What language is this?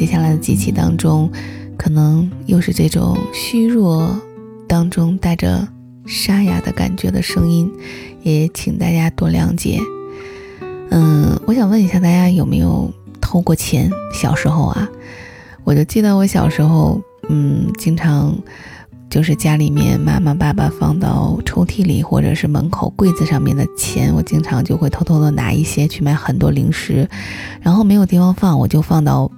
Chinese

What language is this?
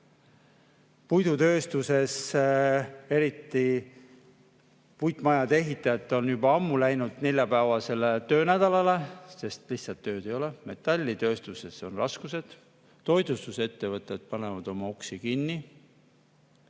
Estonian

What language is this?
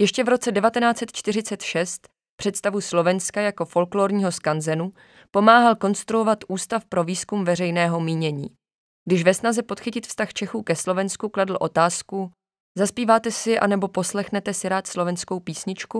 Czech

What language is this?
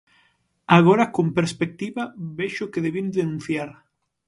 Galician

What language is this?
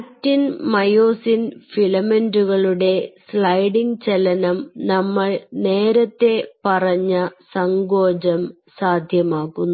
Malayalam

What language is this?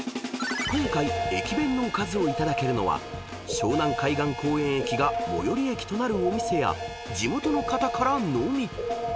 Japanese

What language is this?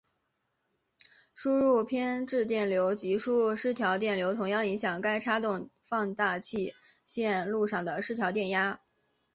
Chinese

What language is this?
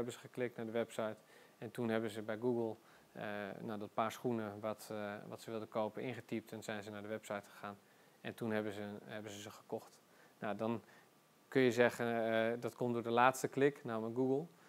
Dutch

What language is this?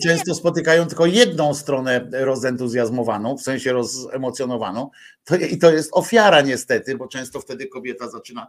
Polish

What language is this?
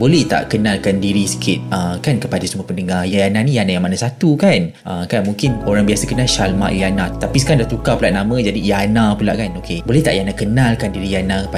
Malay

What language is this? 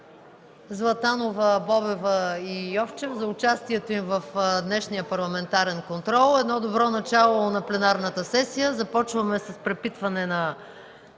Bulgarian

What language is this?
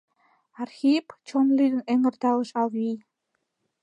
Mari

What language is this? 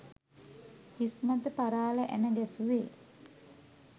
Sinhala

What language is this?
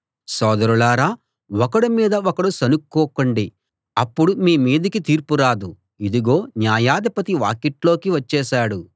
Telugu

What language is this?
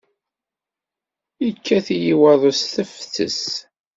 Kabyle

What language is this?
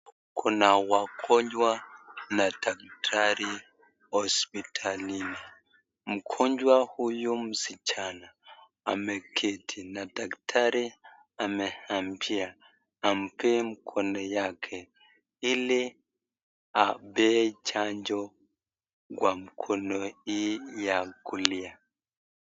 Swahili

